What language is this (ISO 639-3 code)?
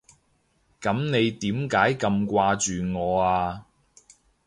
yue